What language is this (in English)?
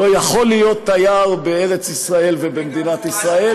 Hebrew